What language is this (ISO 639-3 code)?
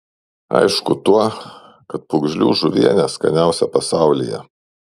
lit